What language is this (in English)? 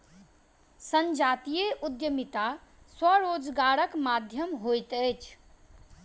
Maithili